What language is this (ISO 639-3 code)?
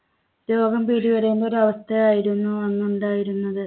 mal